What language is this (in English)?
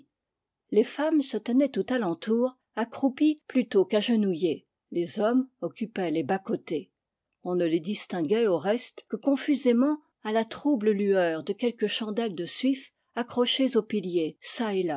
French